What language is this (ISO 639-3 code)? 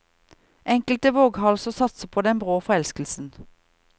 nor